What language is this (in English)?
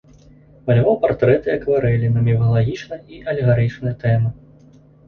Belarusian